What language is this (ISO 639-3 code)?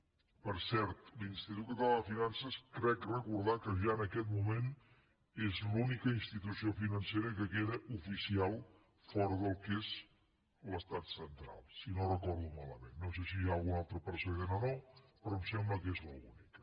cat